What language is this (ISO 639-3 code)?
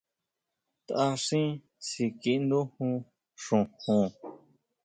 mau